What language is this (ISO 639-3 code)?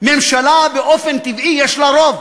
heb